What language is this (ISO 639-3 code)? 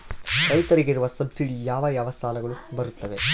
kan